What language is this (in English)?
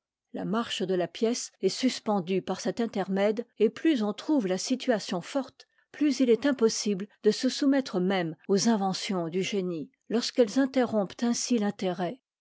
French